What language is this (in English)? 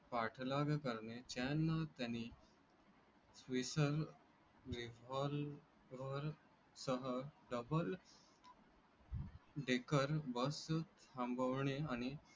Marathi